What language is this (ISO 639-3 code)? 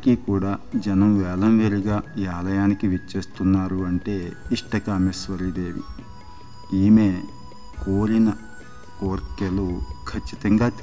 tel